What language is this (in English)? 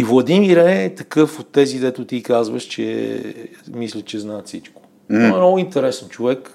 Bulgarian